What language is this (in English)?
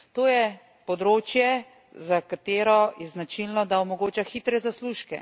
Slovenian